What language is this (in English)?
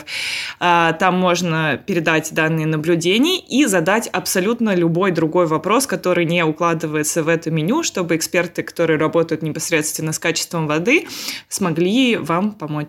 Russian